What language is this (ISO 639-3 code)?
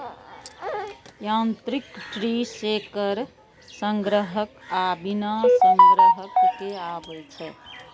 mai